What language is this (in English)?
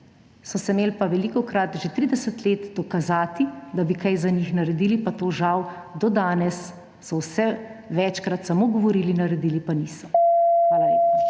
Slovenian